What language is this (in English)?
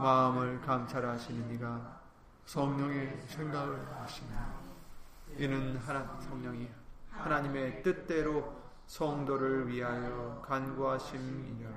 Korean